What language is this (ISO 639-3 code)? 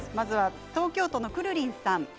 jpn